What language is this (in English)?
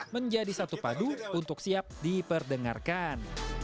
Indonesian